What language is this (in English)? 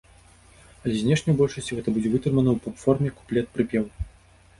Belarusian